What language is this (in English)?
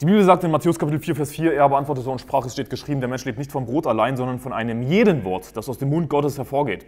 German